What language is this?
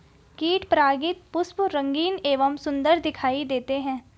Hindi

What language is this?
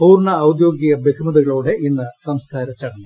Malayalam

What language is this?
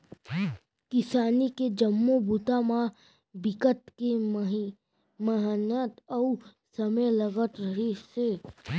Chhattisgarhi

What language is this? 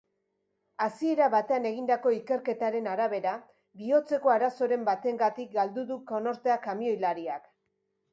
Basque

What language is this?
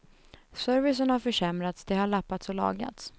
Swedish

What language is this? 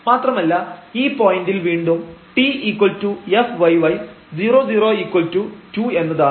Malayalam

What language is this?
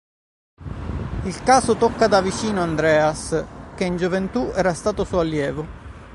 Italian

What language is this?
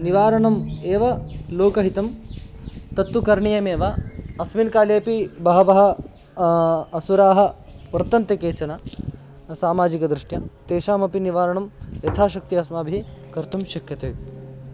Sanskrit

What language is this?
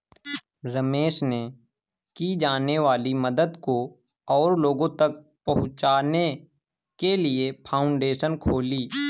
Hindi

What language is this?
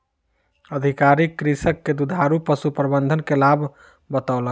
Maithili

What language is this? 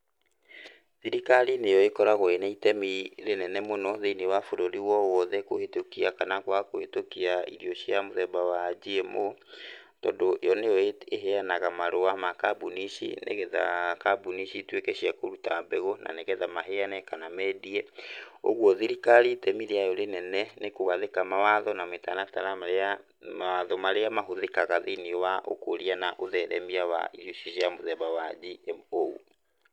Kikuyu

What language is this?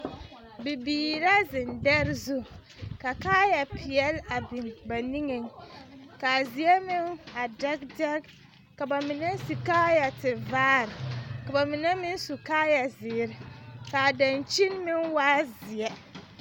Southern Dagaare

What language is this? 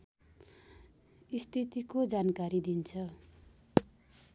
Nepali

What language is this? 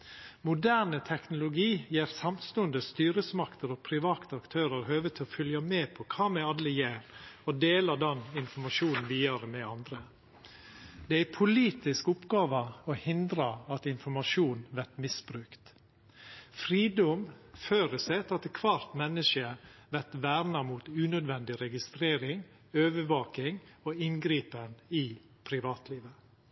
Norwegian Nynorsk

